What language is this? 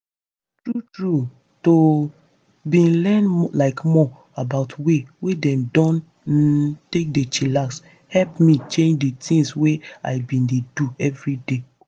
Nigerian Pidgin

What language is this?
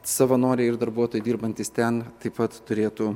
Lithuanian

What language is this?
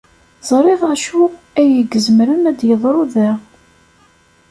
Kabyle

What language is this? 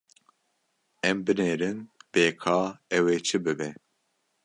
Kurdish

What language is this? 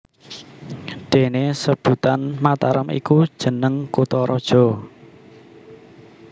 Javanese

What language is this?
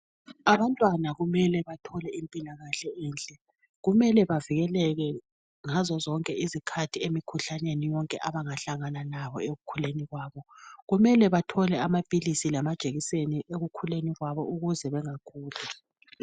North Ndebele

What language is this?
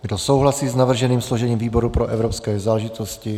Czech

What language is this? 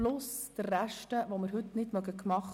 Swiss German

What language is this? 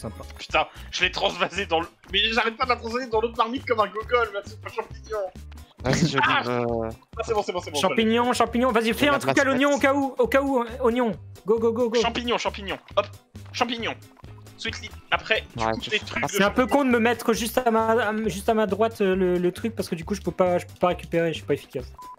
French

